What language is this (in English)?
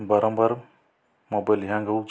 Odia